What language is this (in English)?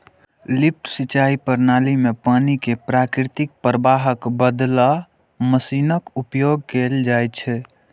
Maithili